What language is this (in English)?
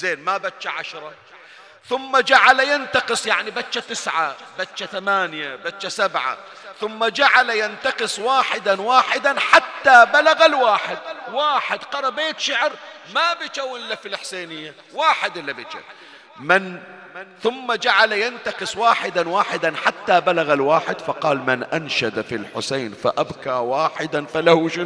Arabic